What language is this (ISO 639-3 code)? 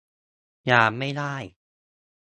tha